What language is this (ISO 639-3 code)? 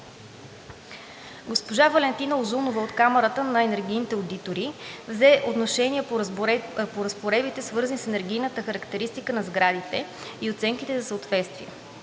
bul